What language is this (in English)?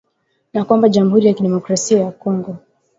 Swahili